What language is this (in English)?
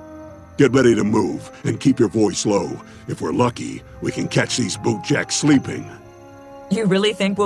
English